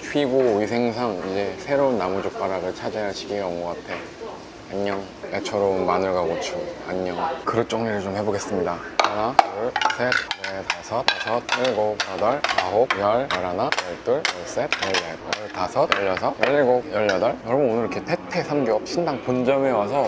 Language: Korean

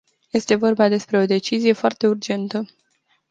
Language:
Romanian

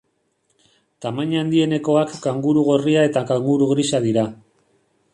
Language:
Basque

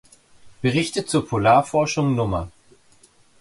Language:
German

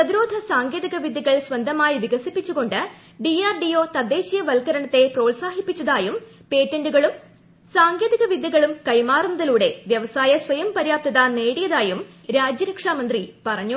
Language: Malayalam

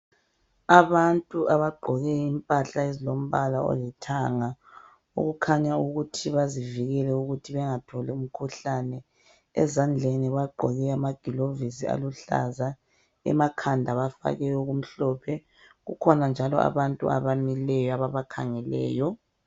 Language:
North Ndebele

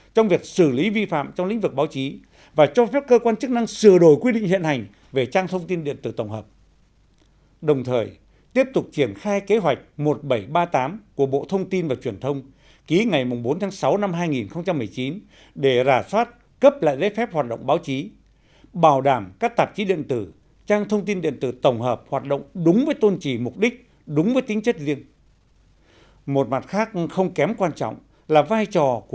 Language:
Vietnamese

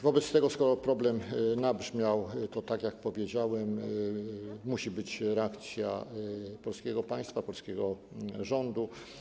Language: Polish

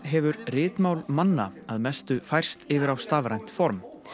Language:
Icelandic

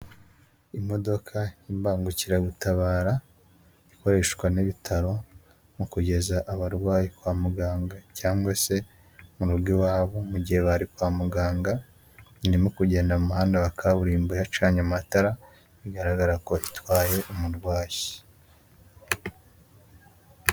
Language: Kinyarwanda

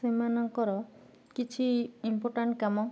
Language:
Odia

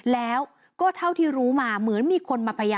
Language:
Thai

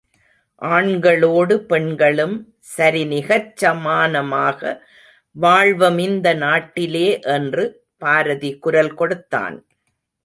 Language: Tamil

